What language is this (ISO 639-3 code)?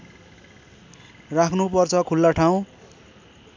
nep